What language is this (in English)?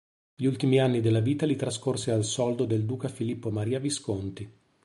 Italian